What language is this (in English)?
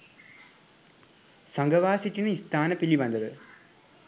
Sinhala